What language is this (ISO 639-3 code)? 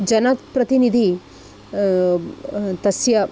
san